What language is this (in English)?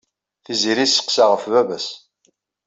Kabyle